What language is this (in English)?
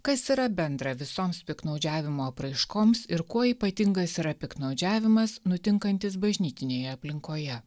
Lithuanian